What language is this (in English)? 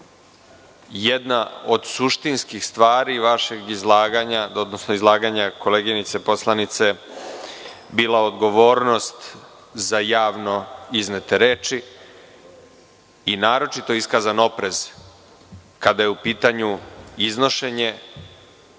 Serbian